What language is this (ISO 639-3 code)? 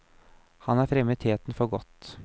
nor